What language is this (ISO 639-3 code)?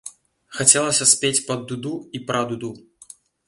bel